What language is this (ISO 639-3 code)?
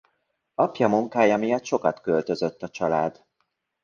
hun